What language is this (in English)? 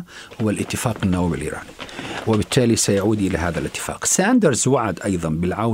Arabic